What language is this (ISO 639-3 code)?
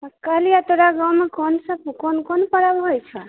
mai